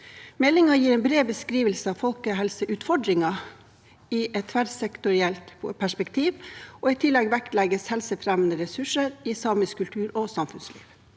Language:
Norwegian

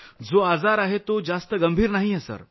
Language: Marathi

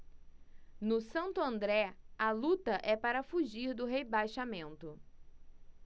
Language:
Portuguese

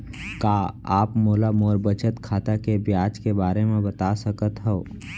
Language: Chhattisgarhi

